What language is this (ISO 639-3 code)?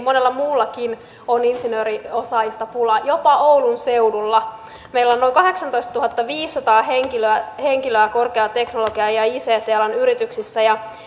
fin